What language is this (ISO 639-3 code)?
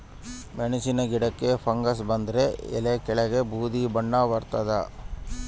kan